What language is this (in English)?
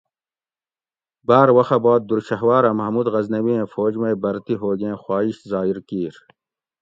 Gawri